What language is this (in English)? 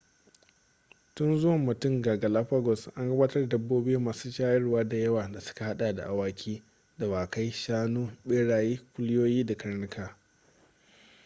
Hausa